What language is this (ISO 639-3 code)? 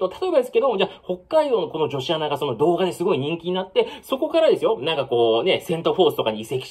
jpn